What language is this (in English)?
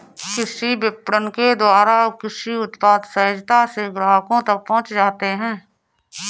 Hindi